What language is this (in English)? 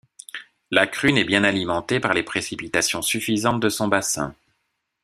French